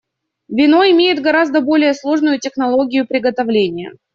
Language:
Russian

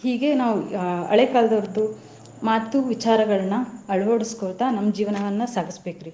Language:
Kannada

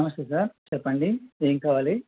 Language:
Telugu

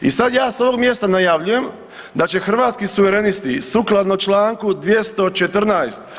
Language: Croatian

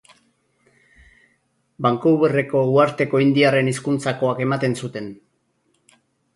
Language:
Basque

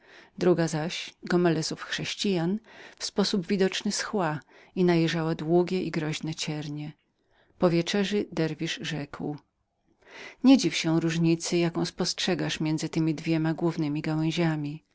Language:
Polish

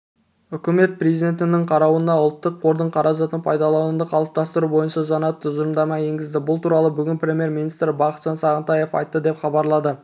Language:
Kazakh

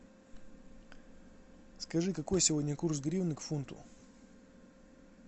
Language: Russian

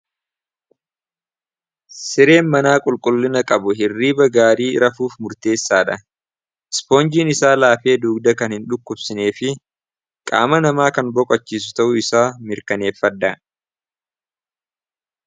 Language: Oromo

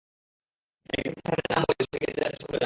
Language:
Bangla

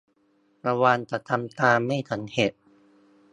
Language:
Thai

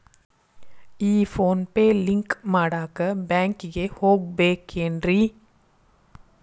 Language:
Kannada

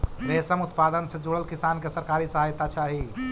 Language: Magahi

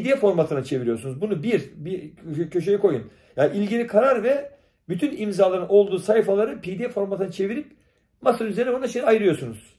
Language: Turkish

